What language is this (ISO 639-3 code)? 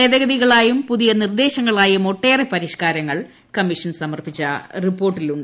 mal